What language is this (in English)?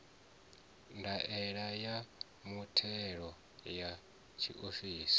Venda